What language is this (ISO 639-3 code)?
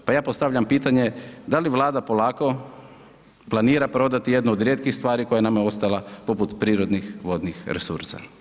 hrv